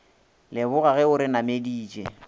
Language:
Northern Sotho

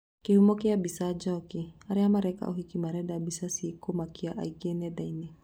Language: Kikuyu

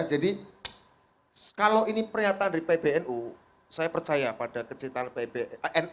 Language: Indonesian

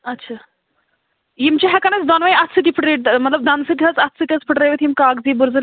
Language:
Kashmiri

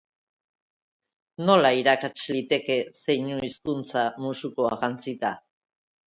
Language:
Basque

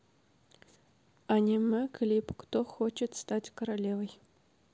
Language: Russian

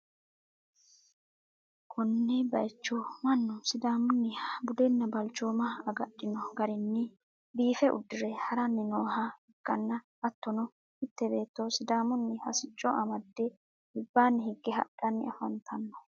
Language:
Sidamo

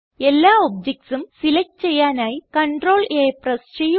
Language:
Malayalam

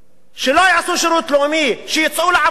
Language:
Hebrew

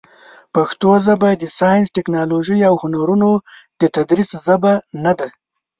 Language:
Pashto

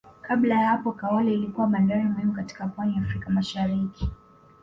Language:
Swahili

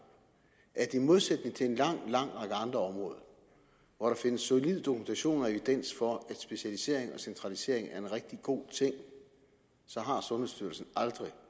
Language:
Danish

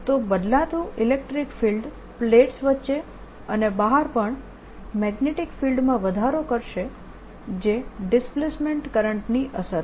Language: Gujarati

